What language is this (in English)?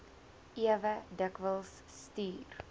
Afrikaans